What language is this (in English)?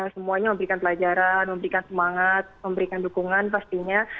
Indonesian